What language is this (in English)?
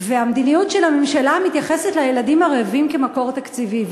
Hebrew